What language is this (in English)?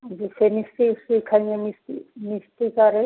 Hindi